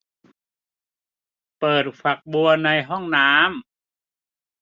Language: Thai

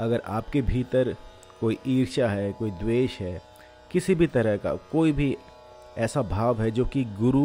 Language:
Hindi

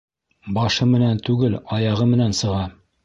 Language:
Bashkir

